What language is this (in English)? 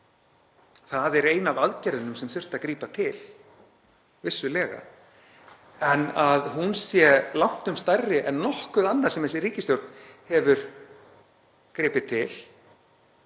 Icelandic